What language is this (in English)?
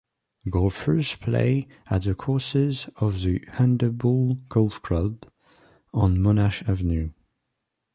English